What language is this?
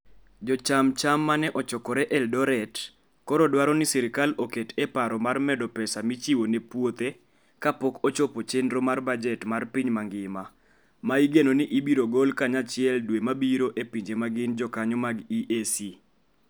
Luo (Kenya and Tanzania)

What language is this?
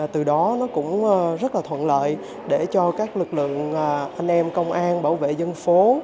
Vietnamese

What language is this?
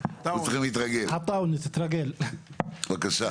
Hebrew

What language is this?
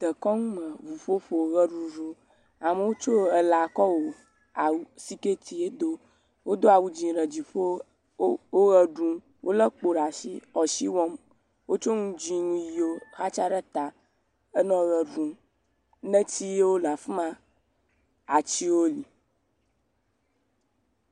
Ewe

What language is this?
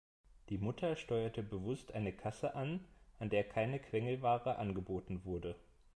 German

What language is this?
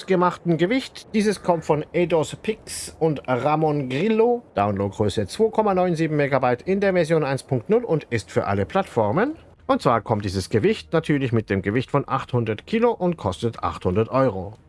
German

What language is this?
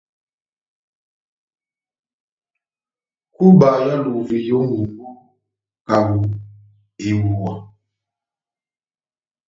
Batanga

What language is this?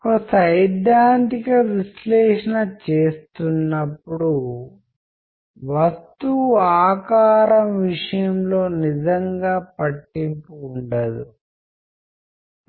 Telugu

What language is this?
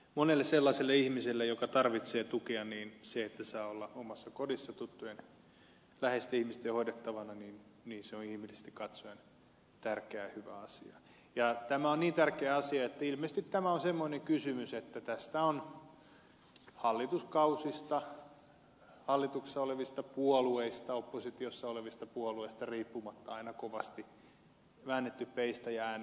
Finnish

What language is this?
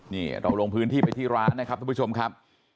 Thai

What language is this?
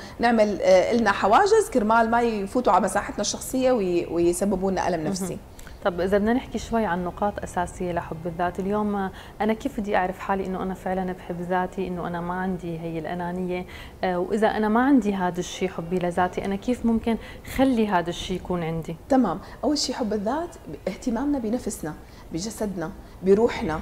Arabic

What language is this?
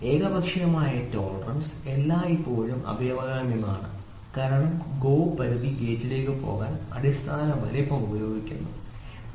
Malayalam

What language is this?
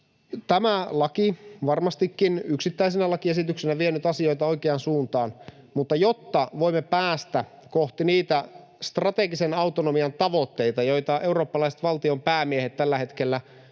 Finnish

